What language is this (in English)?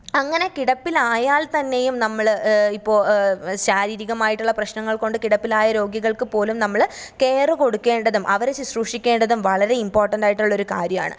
Malayalam